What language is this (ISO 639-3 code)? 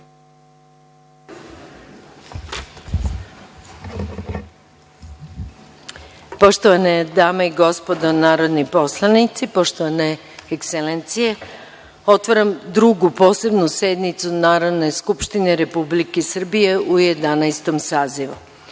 srp